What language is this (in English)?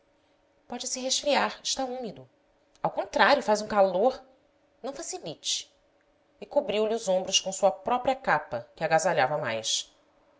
Portuguese